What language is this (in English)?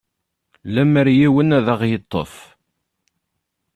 Kabyle